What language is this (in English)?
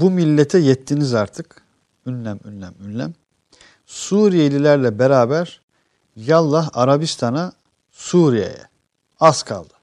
Turkish